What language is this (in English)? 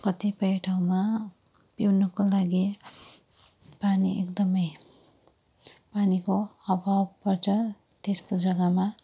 Nepali